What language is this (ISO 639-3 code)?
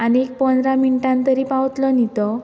kok